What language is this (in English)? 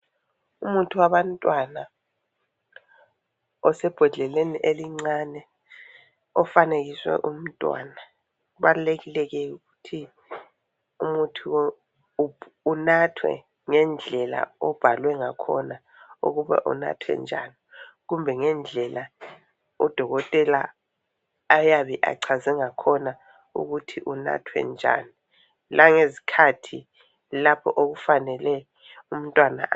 North Ndebele